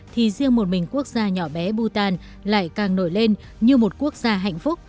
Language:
Vietnamese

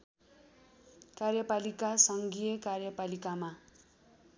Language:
Nepali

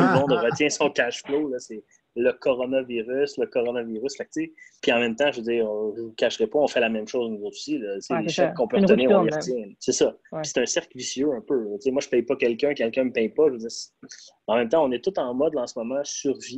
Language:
French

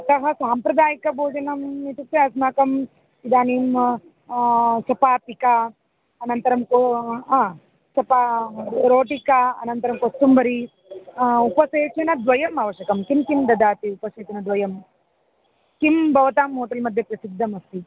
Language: Sanskrit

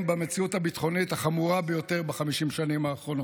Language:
Hebrew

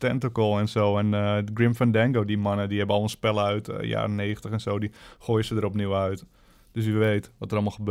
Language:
Dutch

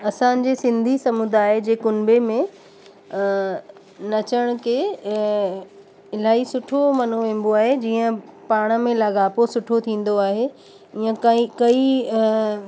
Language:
Sindhi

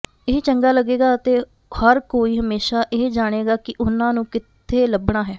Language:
Punjabi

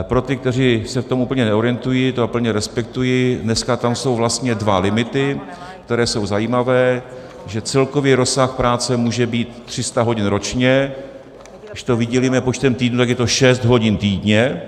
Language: Czech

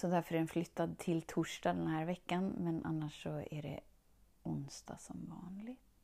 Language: Swedish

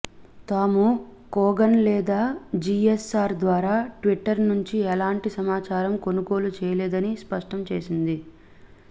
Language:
Telugu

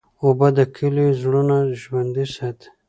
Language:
Pashto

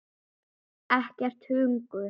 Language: Icelandic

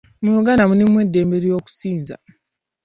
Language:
Ganda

